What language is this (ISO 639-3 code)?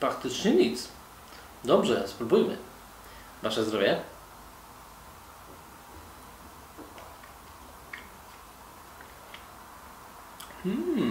pol